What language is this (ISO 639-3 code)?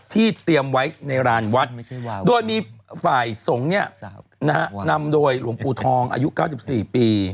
tha